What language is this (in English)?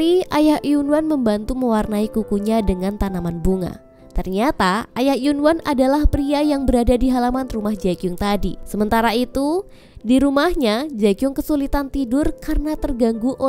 Indonesian